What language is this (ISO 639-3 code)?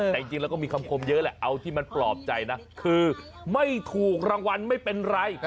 tha